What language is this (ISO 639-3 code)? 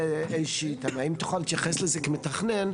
heb